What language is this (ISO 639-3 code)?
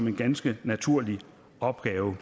dan